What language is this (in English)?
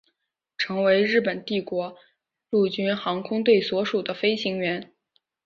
Chinese